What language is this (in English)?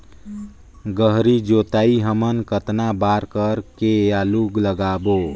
Chhattisgarhi